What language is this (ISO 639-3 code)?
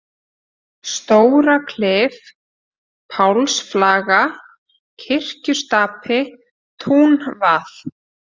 isl